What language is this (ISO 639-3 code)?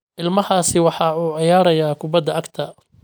som